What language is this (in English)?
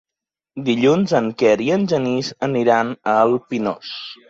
Catalan